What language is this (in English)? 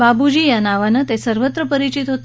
Marathi